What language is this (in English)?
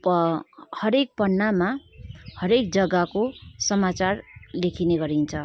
Nepali